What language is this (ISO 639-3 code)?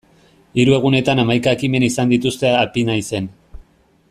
eus